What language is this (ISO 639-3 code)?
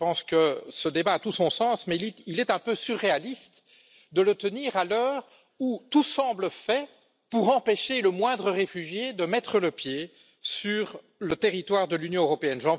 fra